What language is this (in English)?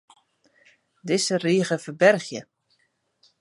Western Frisian